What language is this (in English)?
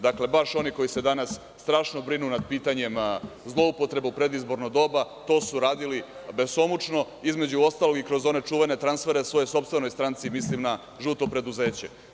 Serbian